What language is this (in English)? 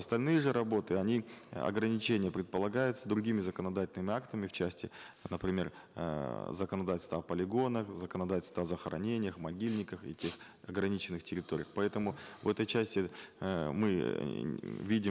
Kazakh